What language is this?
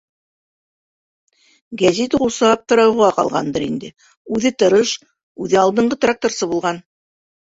Bashkir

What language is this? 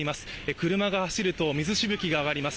Japanese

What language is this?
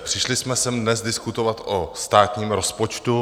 Czech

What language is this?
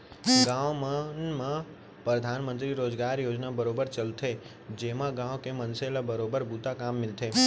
Chhattisgarhi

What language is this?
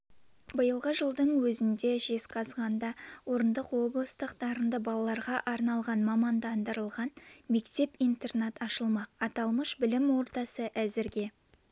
Kazakh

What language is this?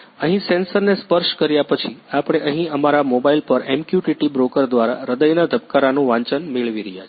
Gujarati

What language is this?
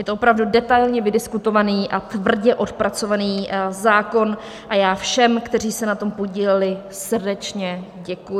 Czech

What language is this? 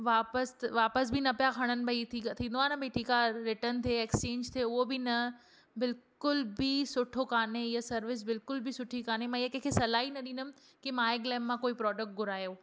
Sindhi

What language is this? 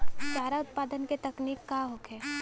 Bhojpuri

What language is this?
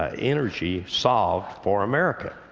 English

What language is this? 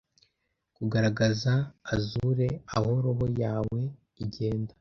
Kinyarwanda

